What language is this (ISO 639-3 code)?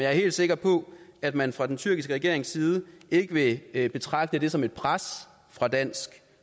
dan